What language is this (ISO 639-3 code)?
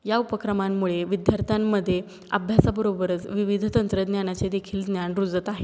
mar